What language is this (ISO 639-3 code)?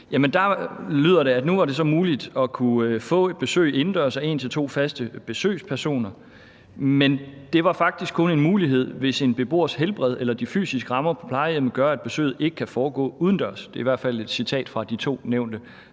dan